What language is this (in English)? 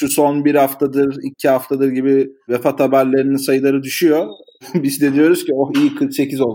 Turkish